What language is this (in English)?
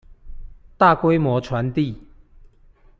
Chinese